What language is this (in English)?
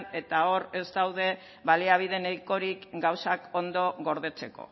Basque